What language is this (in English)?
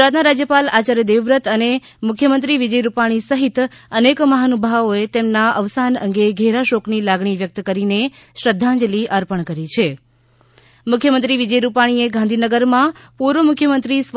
Gujarati